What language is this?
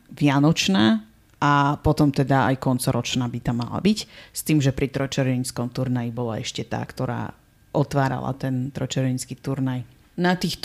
Slovak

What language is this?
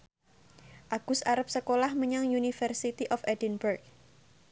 Javanese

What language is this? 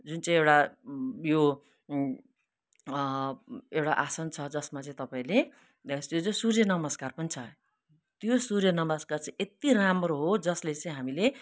Nepali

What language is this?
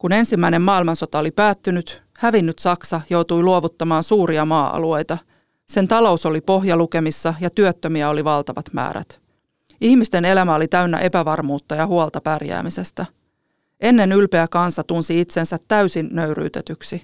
Finnish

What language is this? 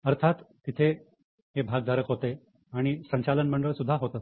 Marathi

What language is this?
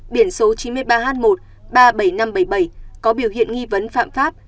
Vietnamese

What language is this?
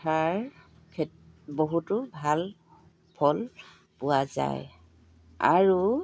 Assamese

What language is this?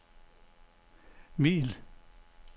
Danish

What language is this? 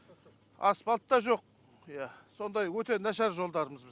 Kazakh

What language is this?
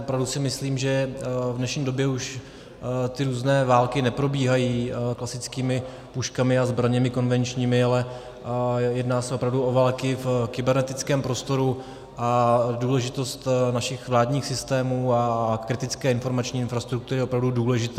Czech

